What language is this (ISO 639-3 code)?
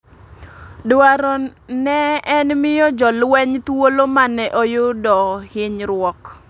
luo